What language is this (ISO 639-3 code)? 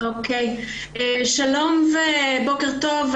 heb